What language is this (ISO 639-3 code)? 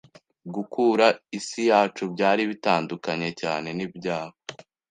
kin